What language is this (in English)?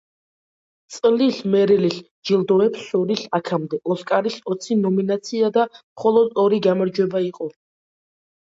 Georgian